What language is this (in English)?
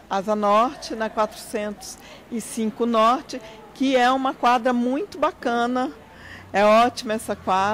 Portuguese